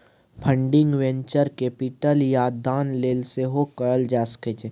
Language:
Maithili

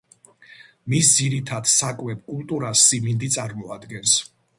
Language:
Georgian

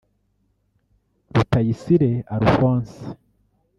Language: Kinyarwanda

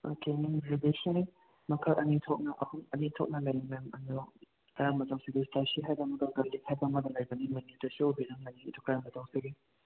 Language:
Manipuri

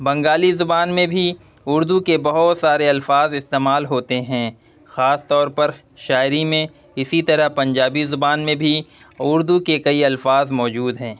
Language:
Urdu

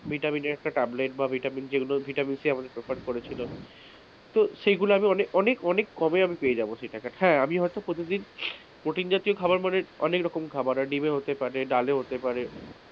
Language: Bangla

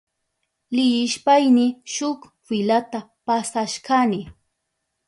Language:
Southern Pastaza Quechua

